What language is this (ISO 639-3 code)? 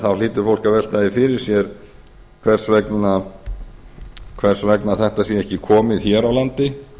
isl